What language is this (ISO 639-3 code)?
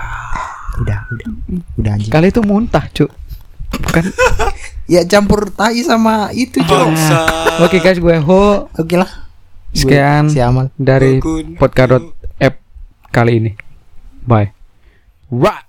ind